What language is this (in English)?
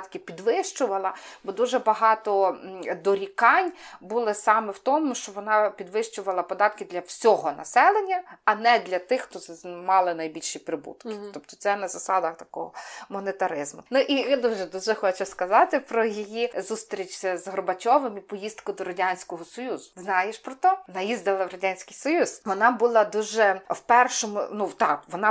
Ukrainian